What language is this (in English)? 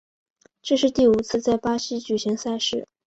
Chinese